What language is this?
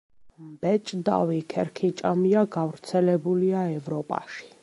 Georgian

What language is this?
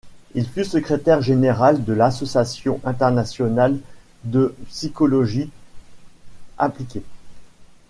French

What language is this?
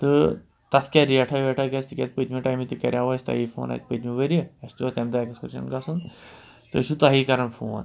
Kashmiri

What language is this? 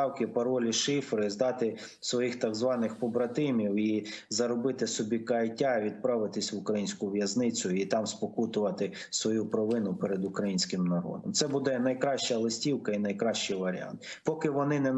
Ukrainian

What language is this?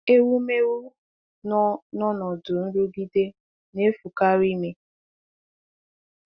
Igbo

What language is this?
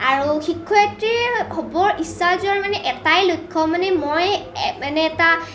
Assamese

